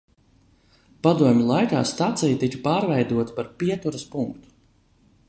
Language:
Latvian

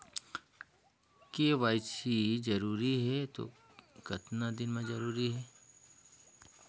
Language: Chhattisgarhi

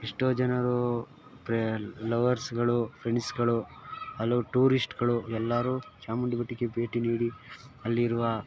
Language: Kannada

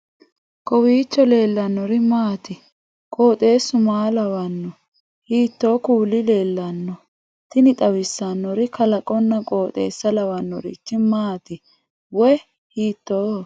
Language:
Sidamo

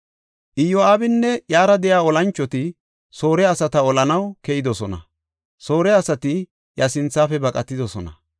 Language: Gofa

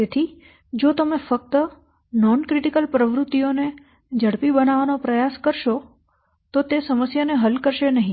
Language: Gujarati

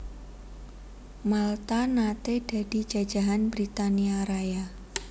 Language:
Javanese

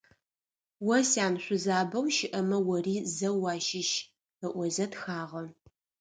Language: Adyghe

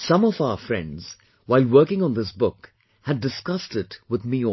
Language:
English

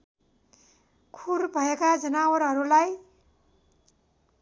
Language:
Nepali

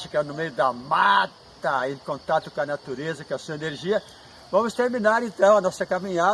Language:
Portuguese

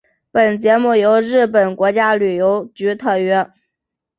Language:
Chinese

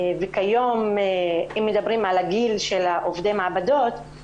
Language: Hebrew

